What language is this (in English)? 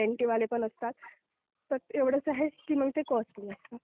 Marathi